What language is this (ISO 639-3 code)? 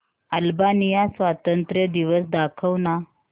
mar